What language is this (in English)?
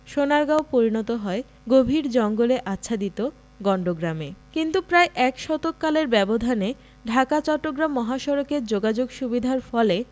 Bangla